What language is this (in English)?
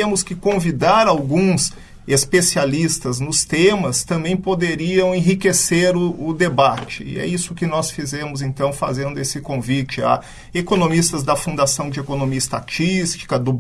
Portuguese